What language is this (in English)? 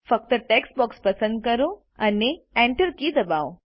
Gujarati